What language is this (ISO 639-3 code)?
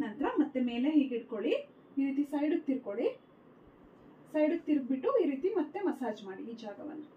kan